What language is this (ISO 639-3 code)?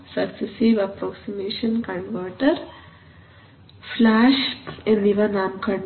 mal